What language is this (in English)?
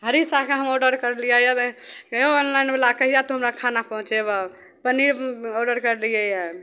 Maithili